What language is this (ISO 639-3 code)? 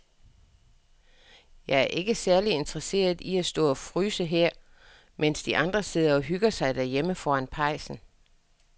dan